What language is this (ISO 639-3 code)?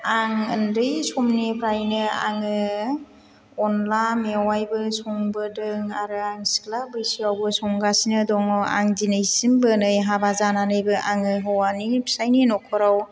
brx